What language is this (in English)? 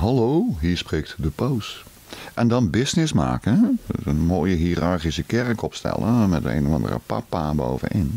Dutch